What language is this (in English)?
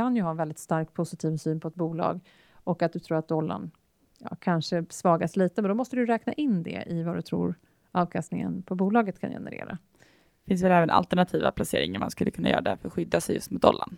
Swedish